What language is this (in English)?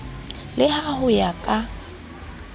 Southern Sotho